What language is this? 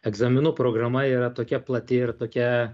Lithuanian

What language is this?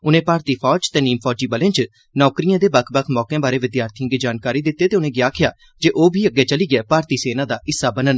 Dogri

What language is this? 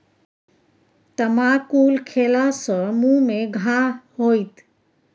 Maithili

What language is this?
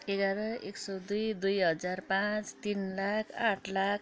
Nepali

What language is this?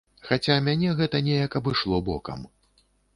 Belarusian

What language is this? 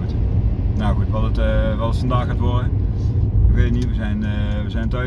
Dutch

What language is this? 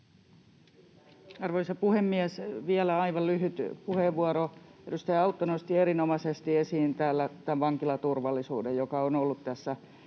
Finnish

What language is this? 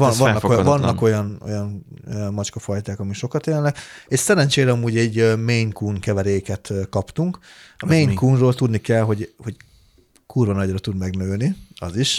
Hungarian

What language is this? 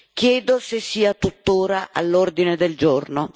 Italian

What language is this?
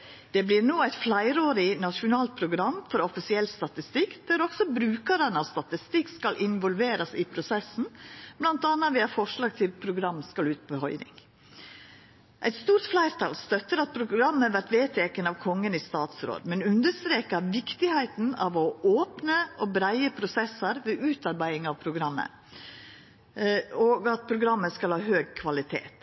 Norwegian Nynorsk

